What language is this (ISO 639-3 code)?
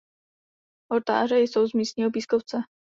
ces